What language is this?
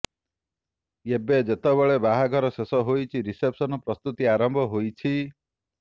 Odia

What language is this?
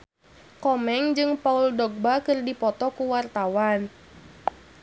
Sundanese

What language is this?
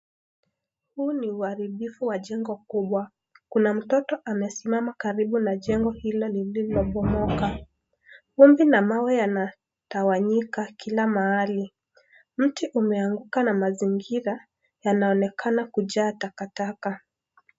Swahili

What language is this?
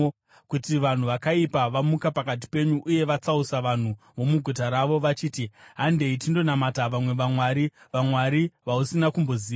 Shona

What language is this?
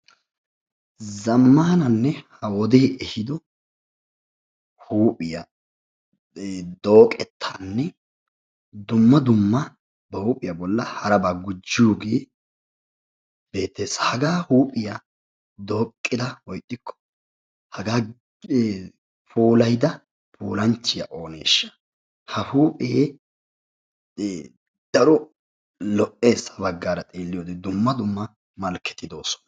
Wolaytta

